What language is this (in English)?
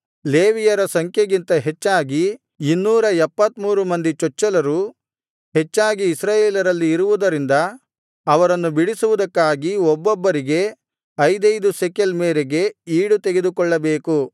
Kannada